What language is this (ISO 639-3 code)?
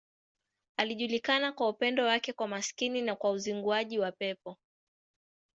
swa